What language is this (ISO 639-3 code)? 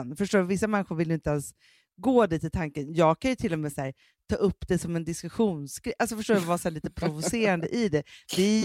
swe